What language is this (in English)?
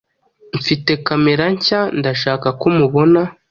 Kinyarwanda